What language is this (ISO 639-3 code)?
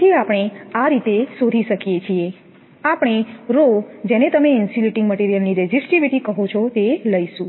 guj